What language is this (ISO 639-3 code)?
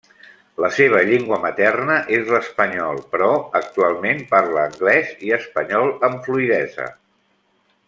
cat